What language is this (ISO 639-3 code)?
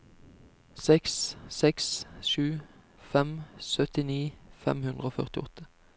nor